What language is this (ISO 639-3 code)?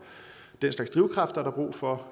dan